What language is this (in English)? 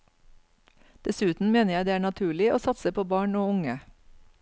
Norwegian